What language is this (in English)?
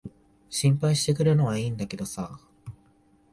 Japanese